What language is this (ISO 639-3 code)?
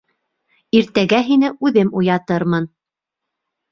bak